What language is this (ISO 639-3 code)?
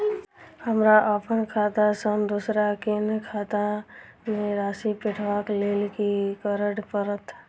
mai